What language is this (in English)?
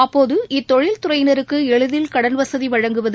Tamil